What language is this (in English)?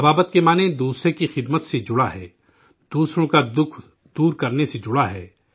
Urdu